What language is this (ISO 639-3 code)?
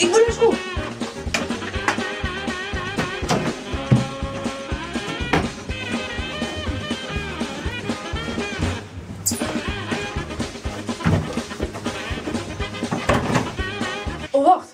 nld